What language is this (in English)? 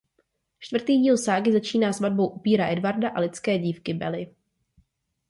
Czech